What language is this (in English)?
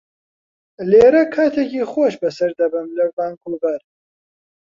Central Kurdish